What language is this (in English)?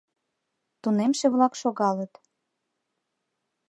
Mari